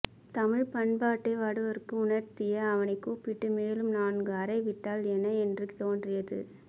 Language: Tamil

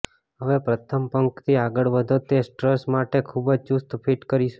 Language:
Gujarati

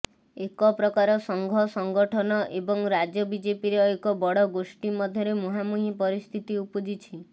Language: Odia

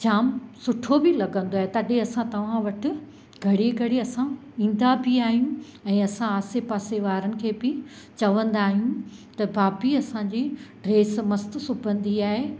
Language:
Sindhi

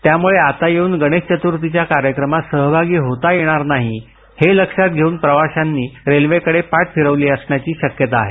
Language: Marathi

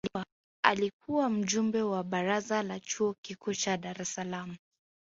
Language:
Swahili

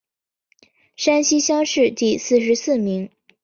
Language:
Chinese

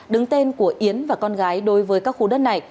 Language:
Vietnamese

